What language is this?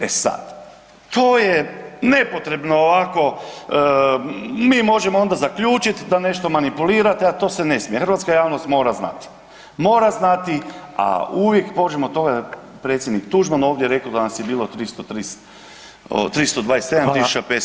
Croatian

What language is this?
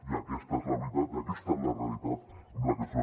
Catalan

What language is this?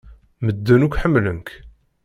Kabyle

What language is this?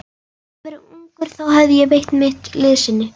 Icelandic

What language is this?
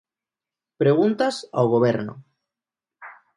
Galician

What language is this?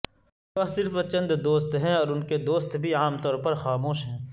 Urdu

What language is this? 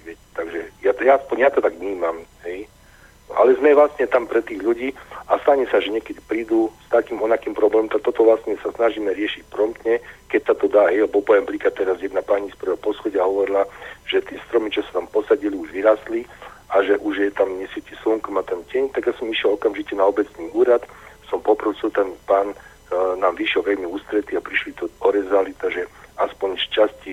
Slovak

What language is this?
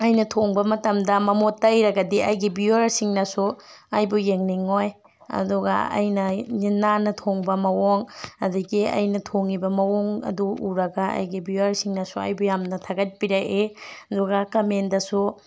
Manipuri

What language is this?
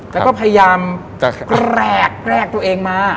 Thai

